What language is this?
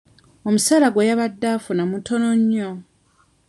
Ganda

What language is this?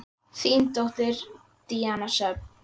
Icelandic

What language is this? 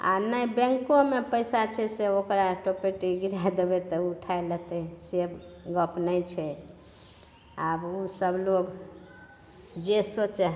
Maithili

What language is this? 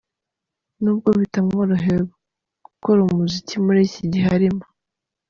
Kinyarwanda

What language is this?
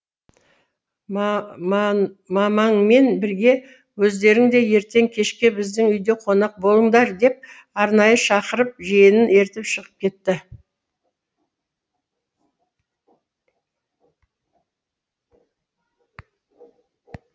Kazakh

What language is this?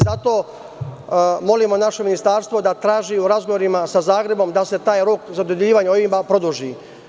Serbian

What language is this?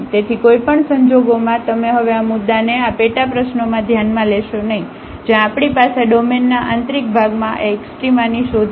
Gujarati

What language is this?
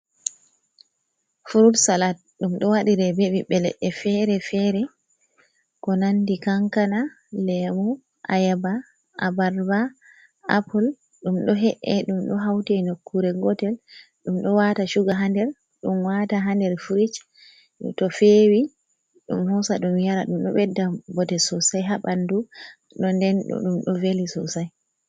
Fula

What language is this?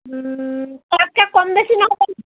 Assamese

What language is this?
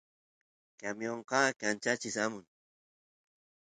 Santiago del Estero Quichua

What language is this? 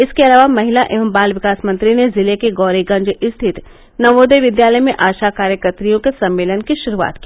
Hindi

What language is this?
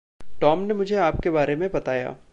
Hindi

